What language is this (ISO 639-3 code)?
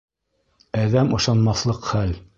bak